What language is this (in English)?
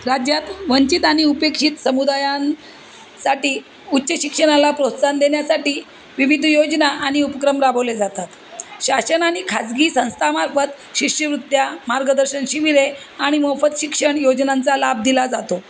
Marathi